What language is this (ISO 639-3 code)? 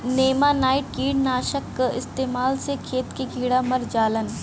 bho